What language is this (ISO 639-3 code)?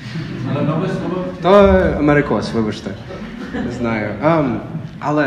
ukr